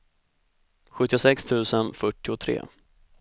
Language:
Swedish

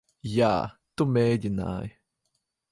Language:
Latvian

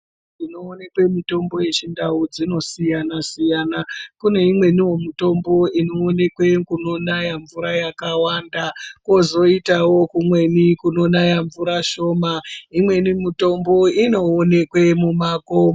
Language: Ndau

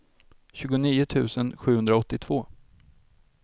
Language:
Swedish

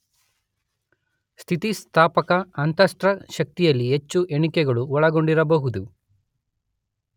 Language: Kannada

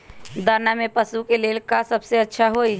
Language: Magahi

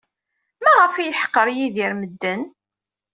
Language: Kabyle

